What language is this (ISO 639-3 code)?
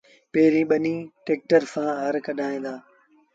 sbn